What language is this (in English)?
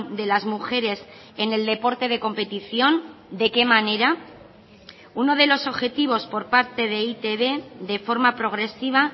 Spanish